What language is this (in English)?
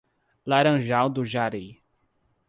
Portuguese